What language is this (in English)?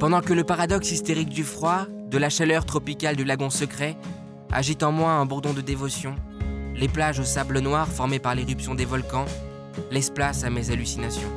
French